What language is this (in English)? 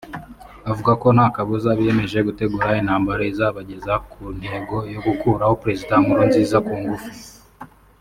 Kinyarwanda